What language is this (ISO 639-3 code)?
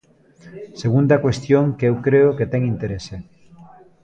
glg